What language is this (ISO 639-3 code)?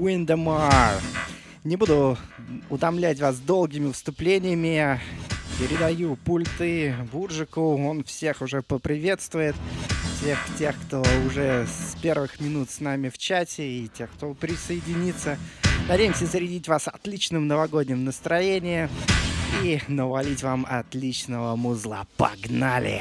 rus